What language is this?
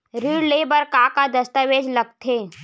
Chhattisgarhi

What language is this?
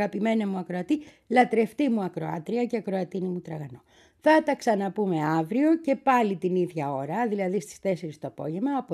Greek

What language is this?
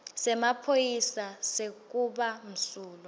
Swati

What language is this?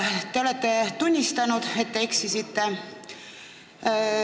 Estonian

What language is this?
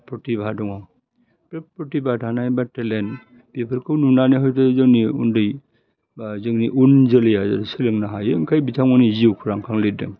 Bodo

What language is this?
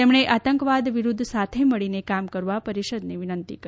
Gujarati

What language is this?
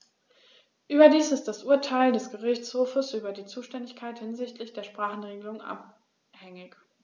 German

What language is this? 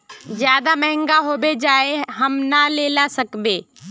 Magahi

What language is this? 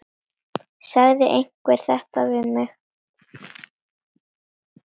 Icelandic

